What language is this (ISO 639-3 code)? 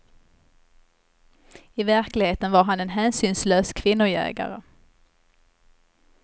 swe